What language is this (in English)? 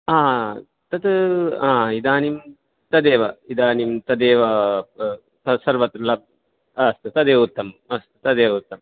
Sanskrit